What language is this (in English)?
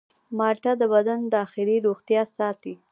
Pashto